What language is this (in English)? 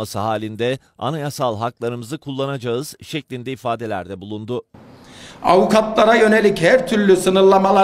Turkish